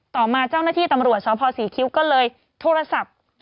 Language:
Thai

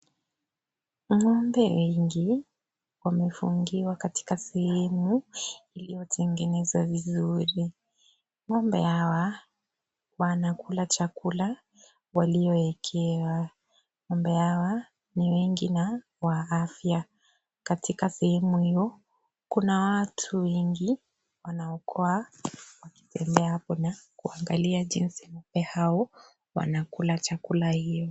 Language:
Swahili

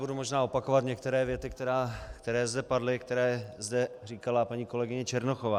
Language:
Czech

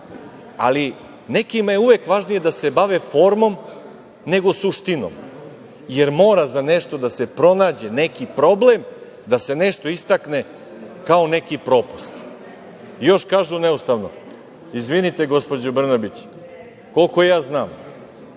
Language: Serbian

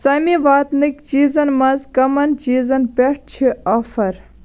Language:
Kashmiri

